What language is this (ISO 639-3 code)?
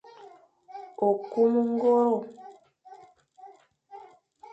fan